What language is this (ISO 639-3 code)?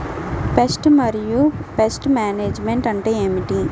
tel